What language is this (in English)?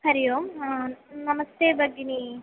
Sanskrit